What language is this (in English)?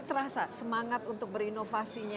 Indonesian